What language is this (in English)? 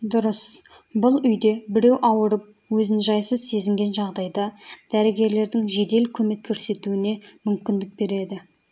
Kazakh